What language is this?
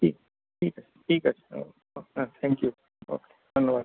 Bangla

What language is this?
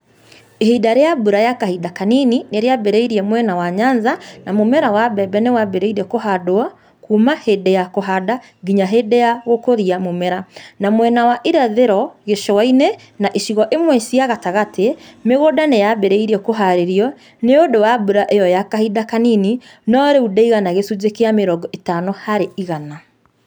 Kikuyu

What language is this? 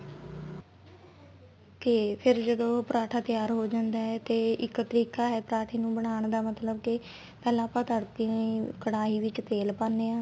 Punjabi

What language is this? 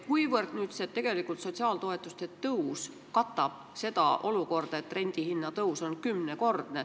Estonian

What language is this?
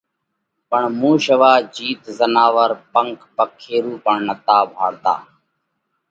Parkari Koli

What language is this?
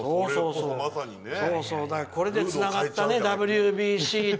Japanese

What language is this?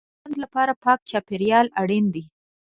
Pashto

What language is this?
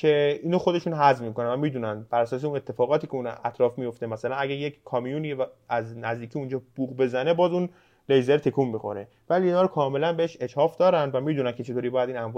Persian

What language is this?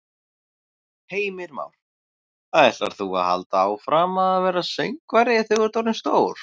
Icelandic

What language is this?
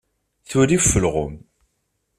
Kabyle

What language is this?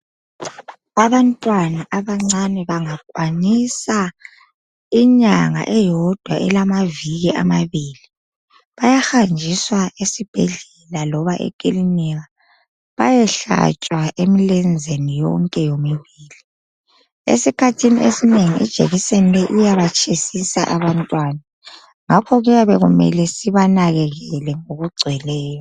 North Ndebele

